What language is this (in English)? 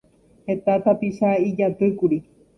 Guarani